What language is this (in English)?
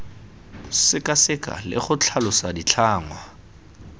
Tswana